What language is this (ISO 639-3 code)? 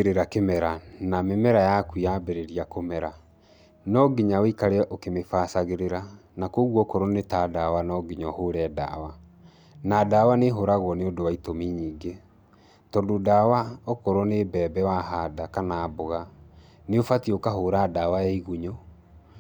kik